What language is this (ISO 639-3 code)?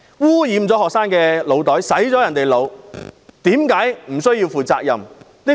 yue